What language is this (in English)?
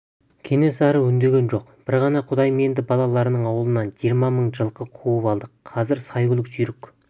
Kazakh